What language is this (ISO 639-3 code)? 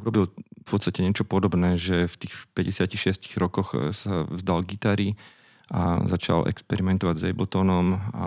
slk